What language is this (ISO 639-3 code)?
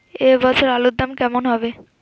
ben